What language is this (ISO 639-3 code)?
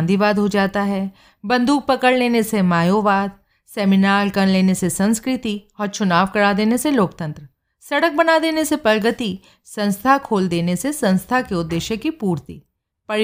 hin